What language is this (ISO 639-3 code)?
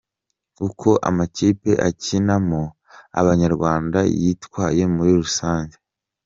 kin